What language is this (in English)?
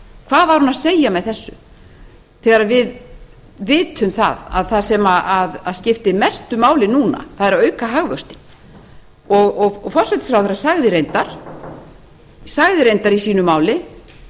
Icelandic